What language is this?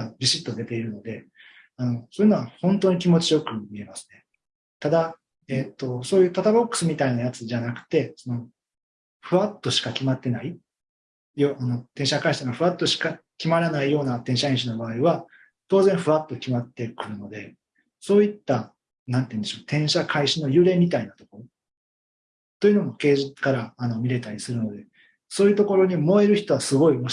Japanese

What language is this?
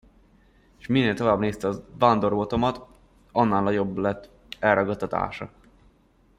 Hungarian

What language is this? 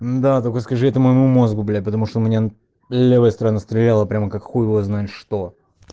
Russian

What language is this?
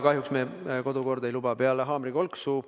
Estonian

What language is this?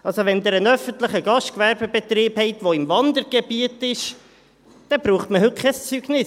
Swiss German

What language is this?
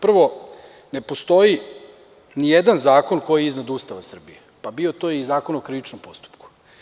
Serbian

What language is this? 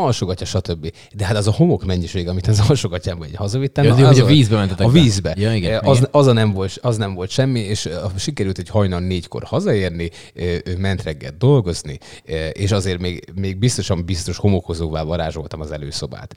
Hungarian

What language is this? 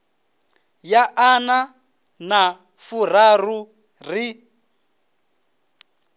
Venda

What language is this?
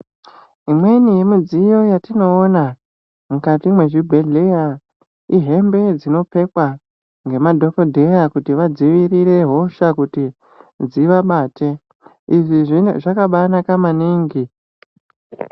Ndau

